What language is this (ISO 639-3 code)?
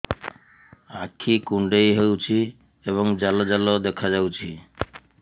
ori